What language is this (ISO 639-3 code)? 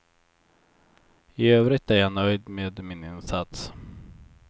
swe